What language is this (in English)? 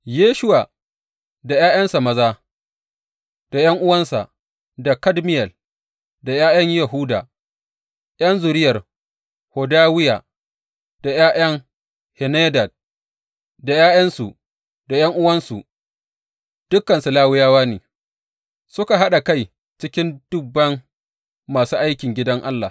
Hausa